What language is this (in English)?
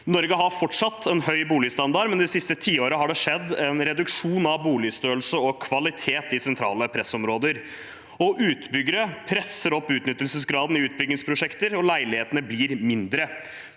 Norwegian